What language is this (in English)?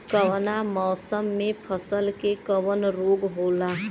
Bhojpuri